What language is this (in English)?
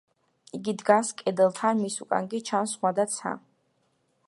Georgian